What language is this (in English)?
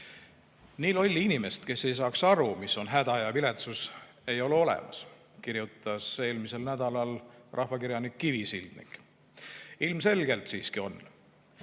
Estonian